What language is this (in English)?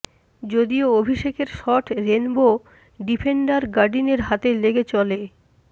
Bangla